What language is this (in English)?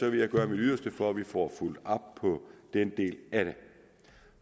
Danish